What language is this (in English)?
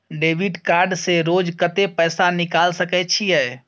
Maithili